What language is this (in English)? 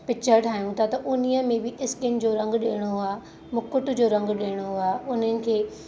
Sindhi